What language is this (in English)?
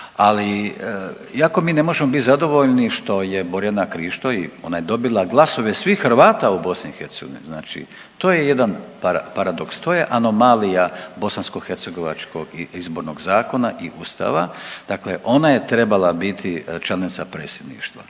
Croatian